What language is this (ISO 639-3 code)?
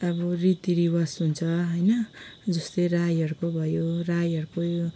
nep